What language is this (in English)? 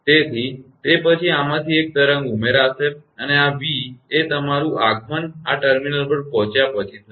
Gujarati